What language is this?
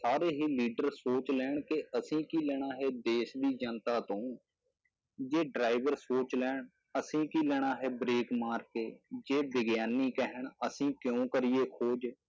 Punjabi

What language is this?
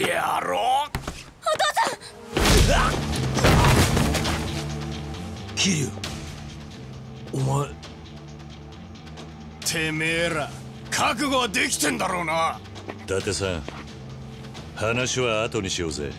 Japanese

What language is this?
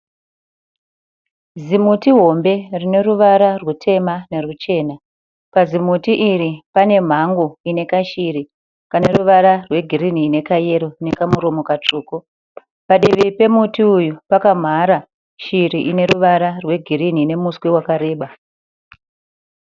Shona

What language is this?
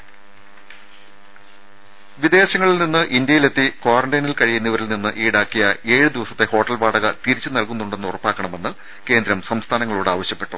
Malayalam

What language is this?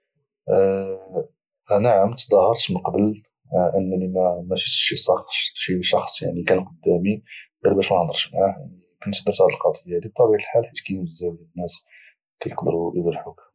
Moroccan Arabic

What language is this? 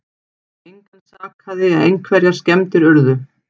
Icelandic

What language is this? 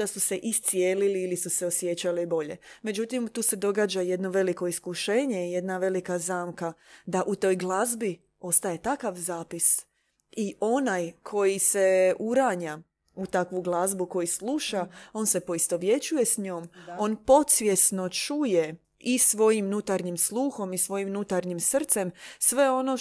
Croatian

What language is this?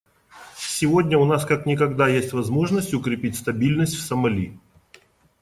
Russian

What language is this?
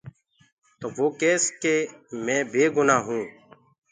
Gurgula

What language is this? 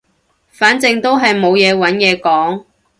Cantonese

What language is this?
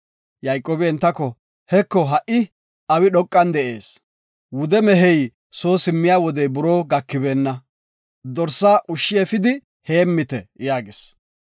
Gofa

